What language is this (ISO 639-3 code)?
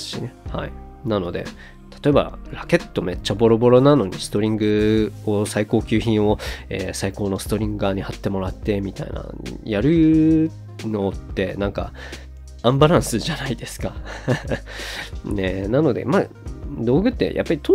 jpn